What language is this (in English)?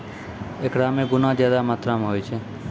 Maithili